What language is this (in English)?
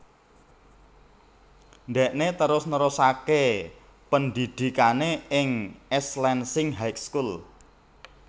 Javanese